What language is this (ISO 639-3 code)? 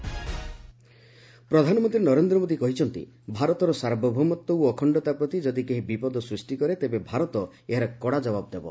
ori